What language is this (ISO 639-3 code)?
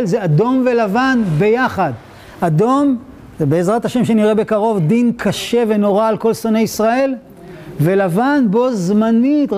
heb